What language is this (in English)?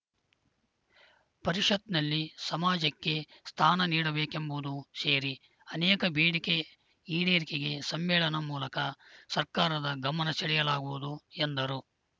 Kannada